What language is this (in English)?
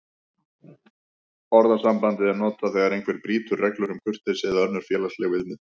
Icelandic